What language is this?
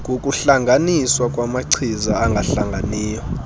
Xhosa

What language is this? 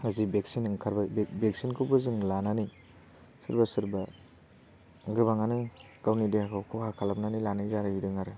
Bodo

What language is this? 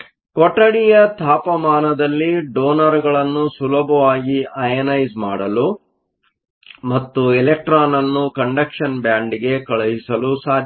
Kannada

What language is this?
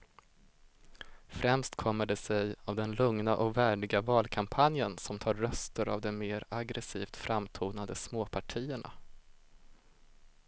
Swedish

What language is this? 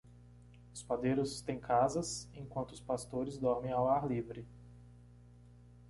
Portuguese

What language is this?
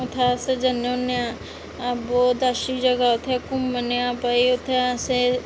Dogri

